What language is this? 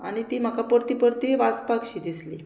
Konkani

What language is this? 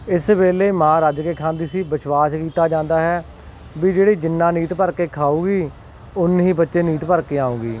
Punjabi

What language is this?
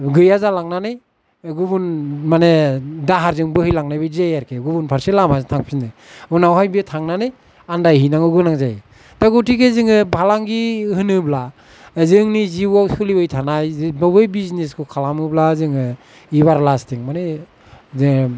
Bodo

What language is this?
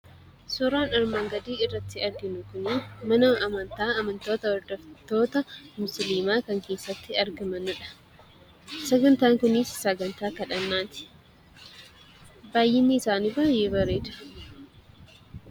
Oromo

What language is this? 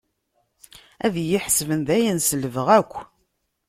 Kabyle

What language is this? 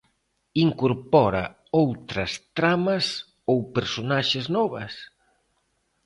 Galician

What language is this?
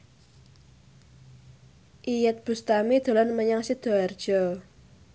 Javanese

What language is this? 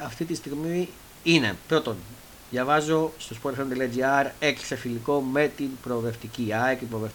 Greek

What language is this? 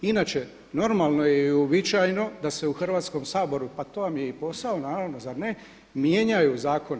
Croatian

